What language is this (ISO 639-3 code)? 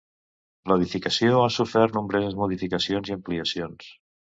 cat